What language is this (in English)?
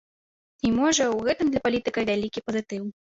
Belarusian